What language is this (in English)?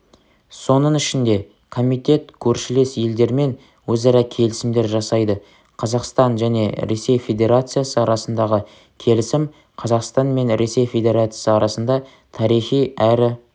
Kazakh